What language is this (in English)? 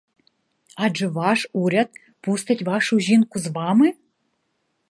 Ukrainian